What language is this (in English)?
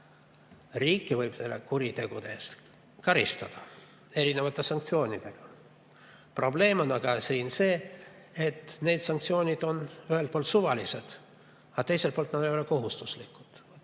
Estonian